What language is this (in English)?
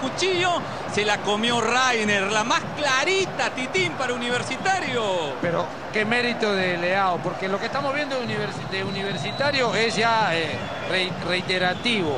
Spanish